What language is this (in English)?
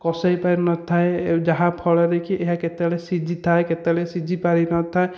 Odia